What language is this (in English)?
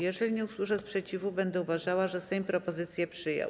Polish